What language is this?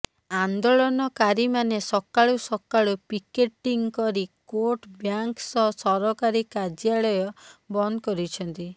Odia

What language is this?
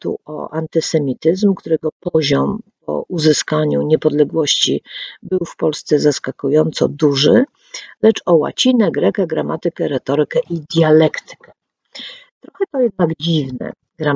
Polish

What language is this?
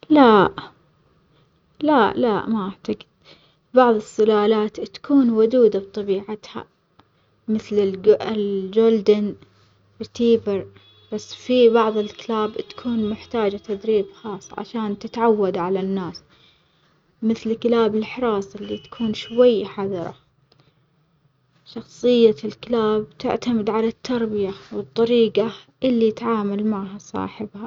Omani Arabic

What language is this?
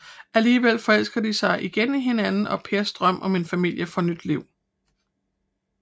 Danish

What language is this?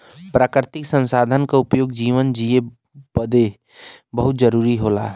Bhojpuri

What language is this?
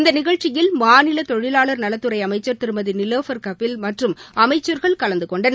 Tamil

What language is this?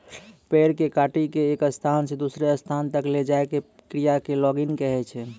Maithili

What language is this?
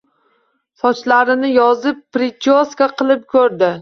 Uzbek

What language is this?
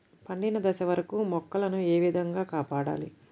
Telugu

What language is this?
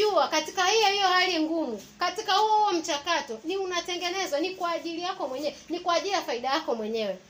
Swahili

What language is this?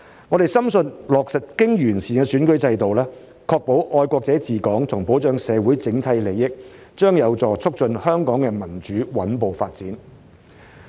Cantonese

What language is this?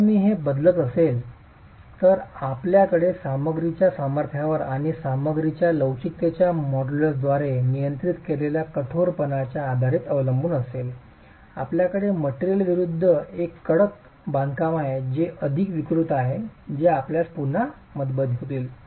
Marathi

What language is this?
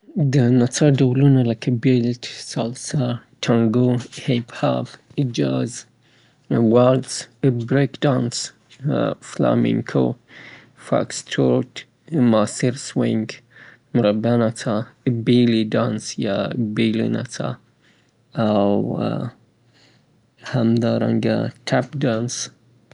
Southern Pashto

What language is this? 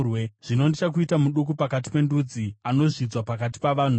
Shona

